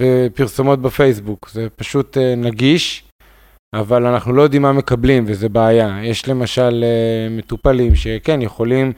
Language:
Hebrew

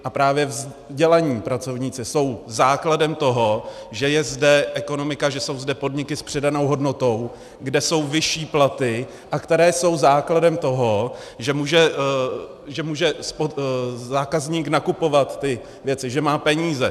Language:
Czech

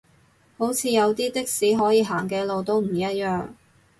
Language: Cantonese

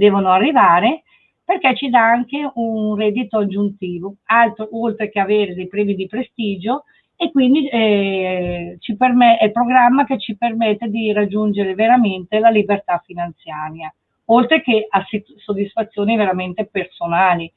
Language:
Italian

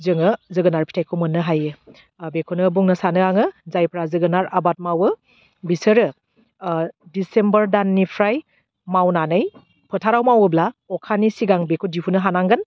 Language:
Bodo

